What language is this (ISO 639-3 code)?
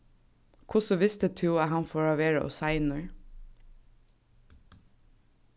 fao